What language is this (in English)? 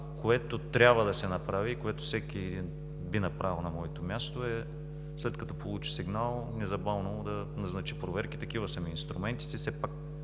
Bulgarian